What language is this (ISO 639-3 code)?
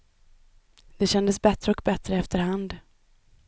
swe